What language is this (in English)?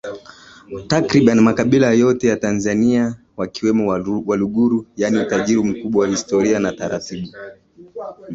Swahili